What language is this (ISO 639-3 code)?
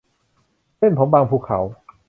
tha